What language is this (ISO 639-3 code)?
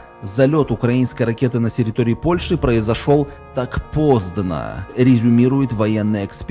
rus